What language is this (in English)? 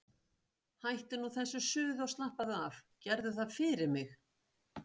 Icelandic